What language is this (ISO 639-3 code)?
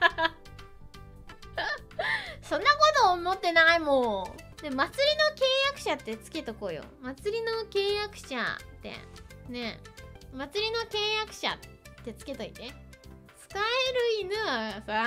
jpn